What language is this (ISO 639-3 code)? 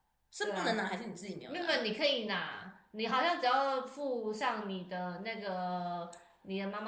zho